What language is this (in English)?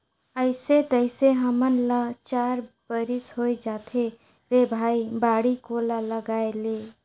Chhattisgarhi